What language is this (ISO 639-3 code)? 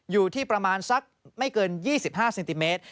tha